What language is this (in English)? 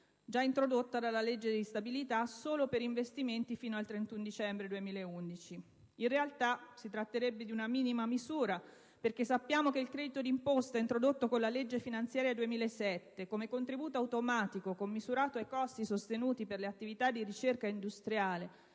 Italian